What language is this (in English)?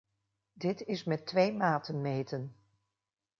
Dutch